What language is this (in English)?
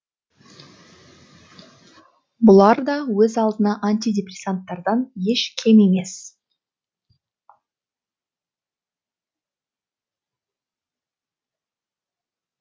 Kazakh